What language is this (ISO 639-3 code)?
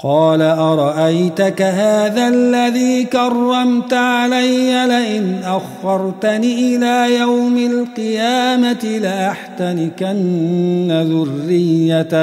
ara